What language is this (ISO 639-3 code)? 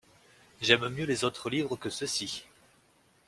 fra